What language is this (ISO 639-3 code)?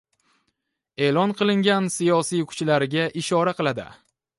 uzb